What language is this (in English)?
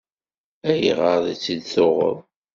Kabyle